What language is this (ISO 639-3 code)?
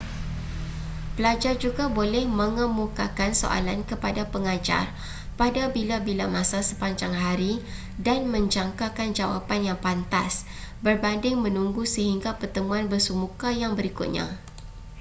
msa